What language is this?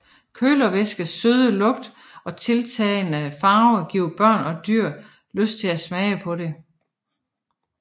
Danish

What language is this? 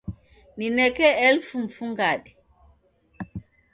Taita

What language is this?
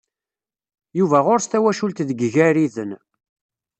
Kabyle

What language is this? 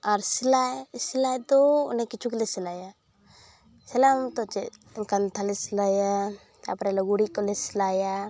Santali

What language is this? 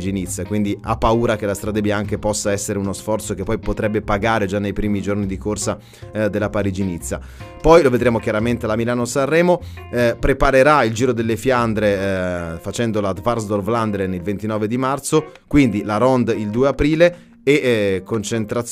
Italian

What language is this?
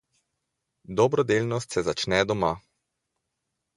Slovenian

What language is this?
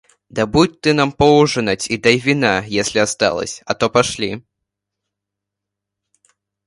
Russian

